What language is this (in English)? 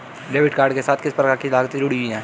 Hindi